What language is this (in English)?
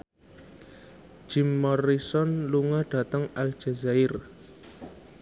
Javanese